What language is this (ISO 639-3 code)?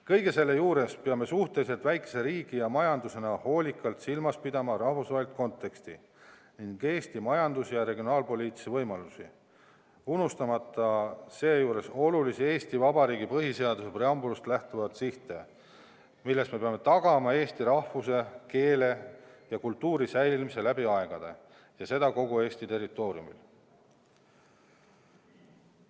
est